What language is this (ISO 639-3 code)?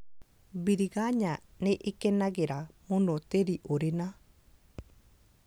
kik